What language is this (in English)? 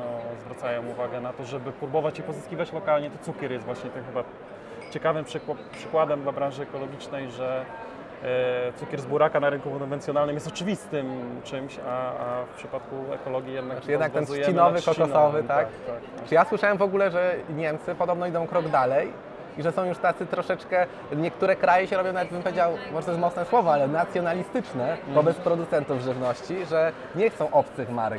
Polish